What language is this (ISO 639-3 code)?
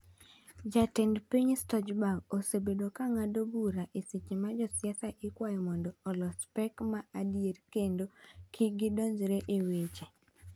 luo